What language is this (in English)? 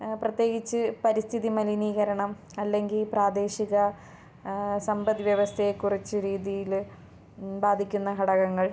Malayalam